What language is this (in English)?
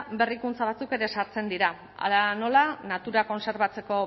Basque